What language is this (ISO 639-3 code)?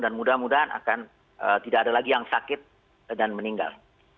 ind